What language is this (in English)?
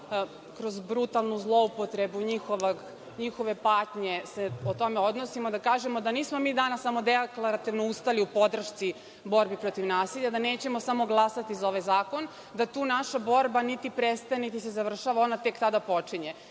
Serbian